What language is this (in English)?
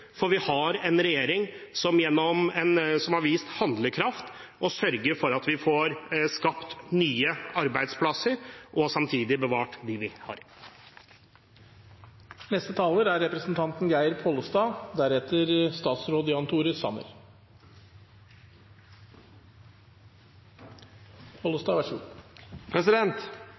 Norwegian